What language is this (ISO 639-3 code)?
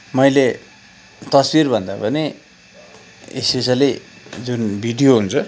nep